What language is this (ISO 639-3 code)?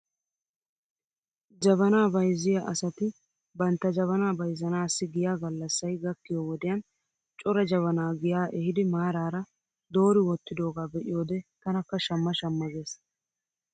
wal